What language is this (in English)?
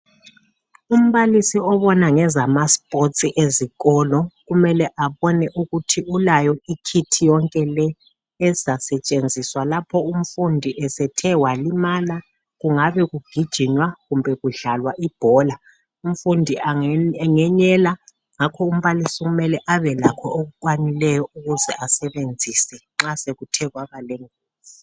North Ndebele